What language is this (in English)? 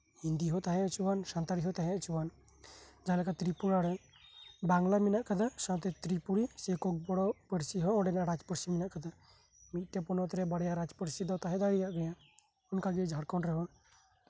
Santali